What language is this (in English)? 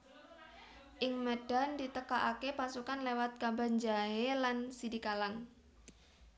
Javanese